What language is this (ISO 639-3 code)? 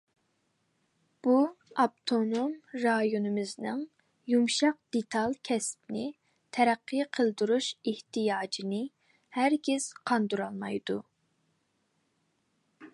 uig